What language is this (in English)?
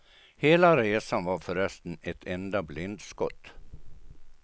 Swedish